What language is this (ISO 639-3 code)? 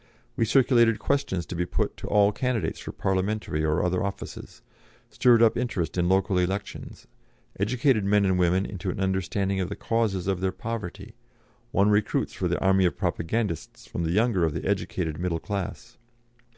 eng